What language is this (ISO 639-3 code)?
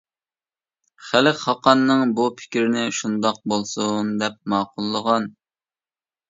uig